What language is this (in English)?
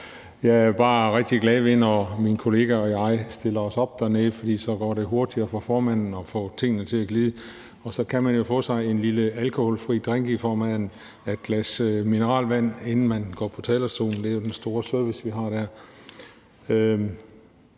Danish